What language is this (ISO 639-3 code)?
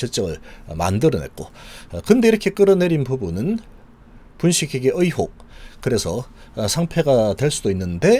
kor